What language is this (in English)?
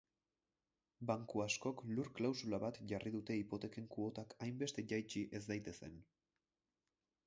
Basque